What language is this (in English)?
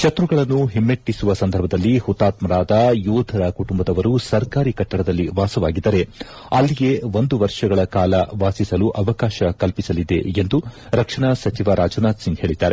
Kannada